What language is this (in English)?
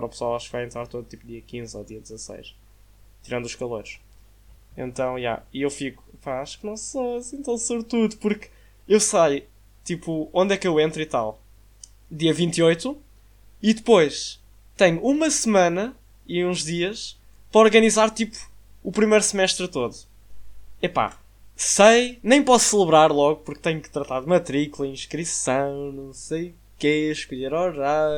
Portuguese